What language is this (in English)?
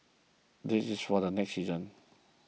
English